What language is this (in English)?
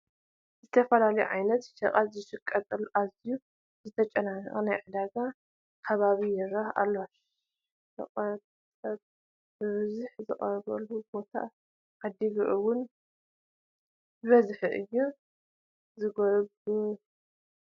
Tigrinya